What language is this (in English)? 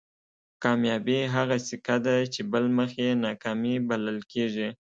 Pashto